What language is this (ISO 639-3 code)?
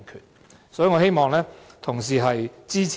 yue